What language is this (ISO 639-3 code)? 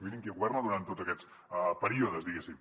cat